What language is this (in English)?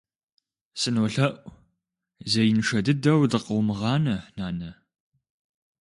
Kabardian